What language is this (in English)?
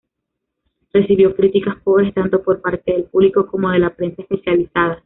Spanish